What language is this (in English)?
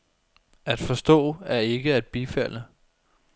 Danish